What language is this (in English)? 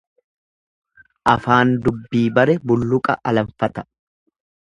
Oromo